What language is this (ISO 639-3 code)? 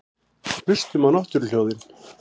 isl